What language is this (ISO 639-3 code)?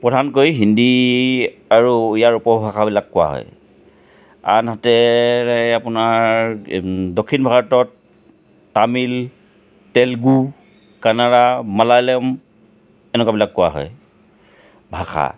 asm